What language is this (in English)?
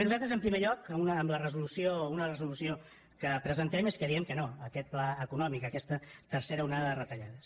Catalan